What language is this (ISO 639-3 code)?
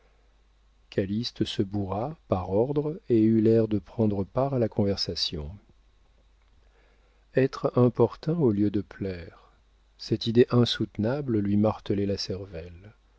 fra